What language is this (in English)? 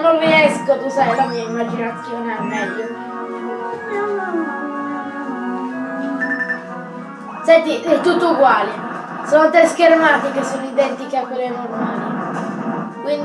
Italian